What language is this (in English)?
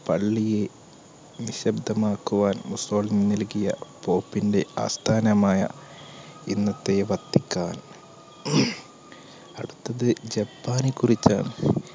Malayalam